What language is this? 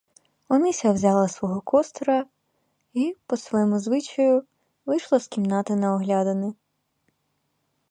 Ukrainian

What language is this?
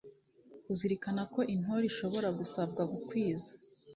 Kinyarwanda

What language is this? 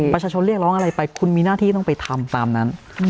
Thai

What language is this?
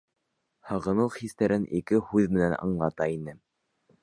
Bashkir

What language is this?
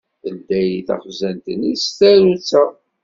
Kabyle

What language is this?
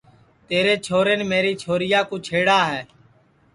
Sansi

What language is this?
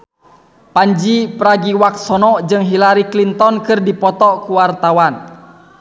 Sundanese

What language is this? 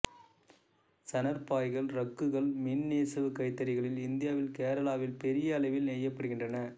Tamil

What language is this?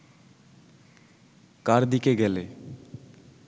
Bangla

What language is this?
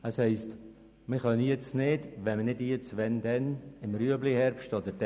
Swiss German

